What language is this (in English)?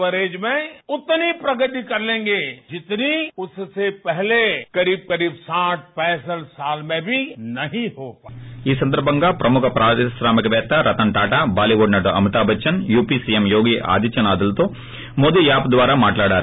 Telugu